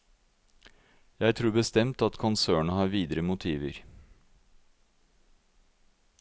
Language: Norwegian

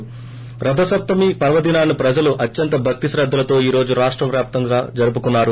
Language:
Telugu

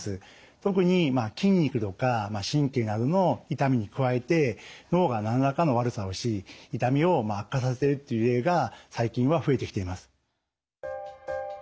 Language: Japanese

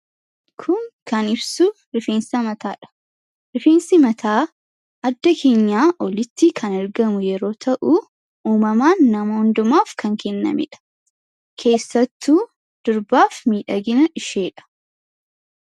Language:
Oromo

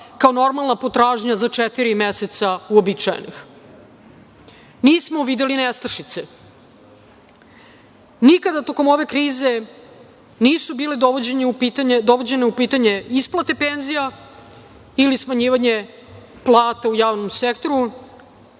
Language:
Serbian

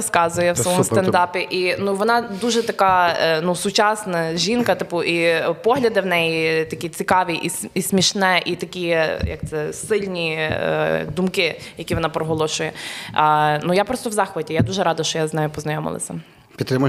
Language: Ukrainian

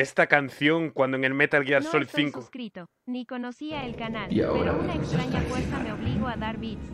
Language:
Spanish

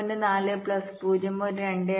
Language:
Malayalam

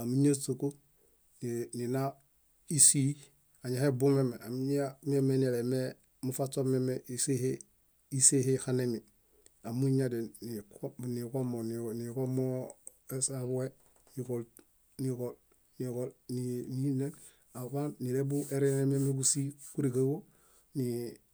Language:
Bayot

